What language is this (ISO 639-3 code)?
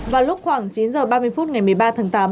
vie